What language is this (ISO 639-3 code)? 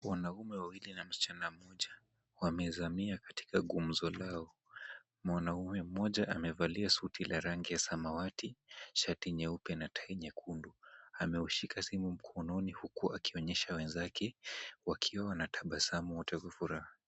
swa